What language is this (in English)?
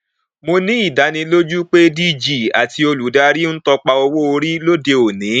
Yoruba